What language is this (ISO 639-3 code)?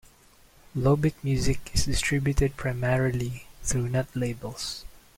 eng